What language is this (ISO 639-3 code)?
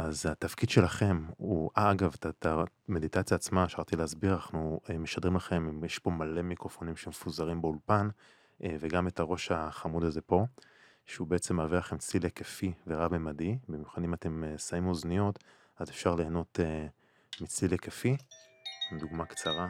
heb